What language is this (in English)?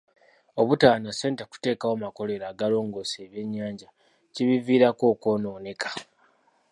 Ganda